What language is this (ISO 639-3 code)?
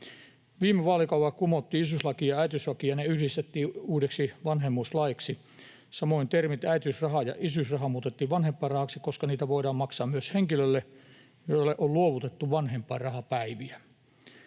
fin